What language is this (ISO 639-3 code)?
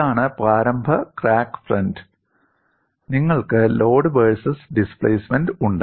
mal